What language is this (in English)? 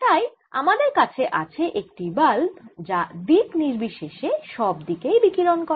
Bangla